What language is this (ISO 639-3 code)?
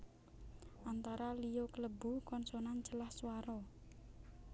jav